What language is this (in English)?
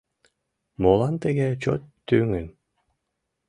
Mari